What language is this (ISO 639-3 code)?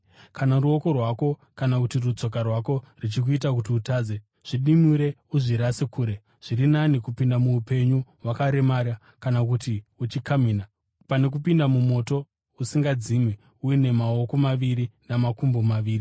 sna